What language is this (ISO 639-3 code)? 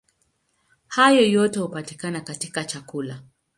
swa